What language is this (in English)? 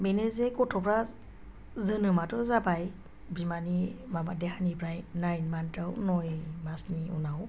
Bodo